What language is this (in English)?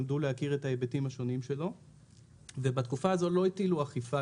Hebrew